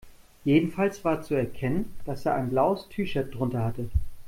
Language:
German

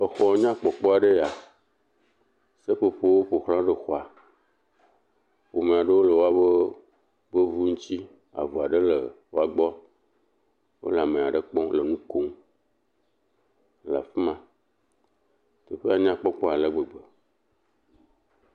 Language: Ewe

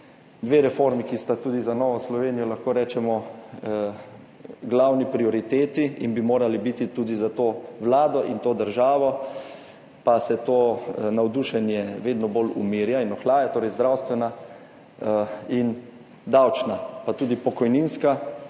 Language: Slovenian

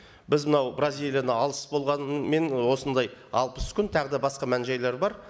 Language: Kazakh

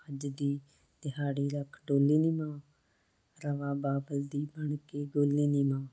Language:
Punjabi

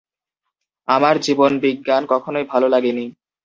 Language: Bangla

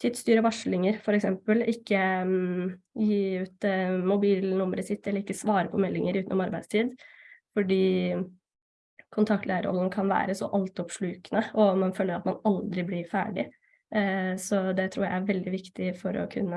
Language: Norwegian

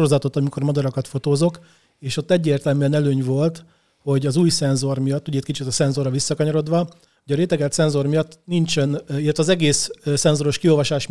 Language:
Hungarian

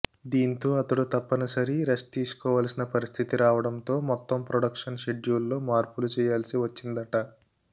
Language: Telugu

